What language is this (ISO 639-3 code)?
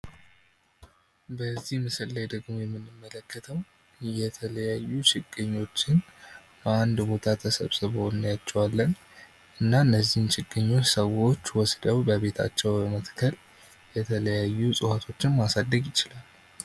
amh